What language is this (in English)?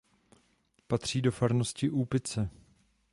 Czech